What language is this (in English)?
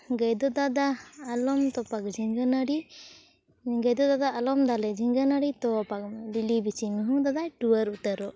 Santali